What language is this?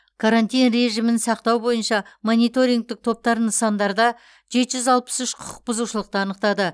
Kazakh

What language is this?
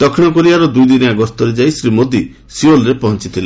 Odia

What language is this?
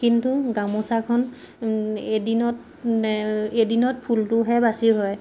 Assamese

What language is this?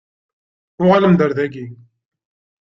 Kabyle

